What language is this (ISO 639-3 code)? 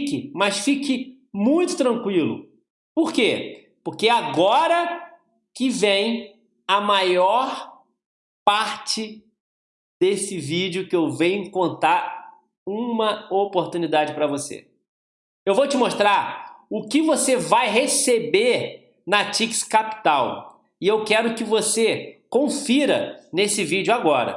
por